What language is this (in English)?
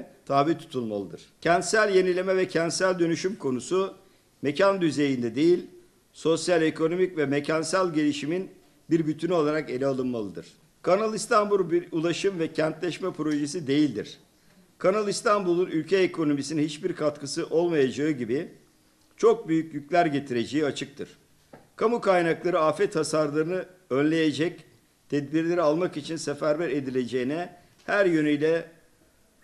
Turkish